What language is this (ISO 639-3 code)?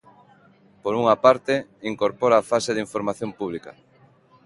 glg